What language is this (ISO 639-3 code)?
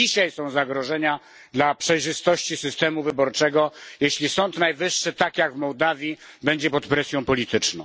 pol